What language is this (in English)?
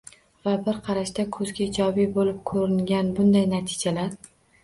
Uzbek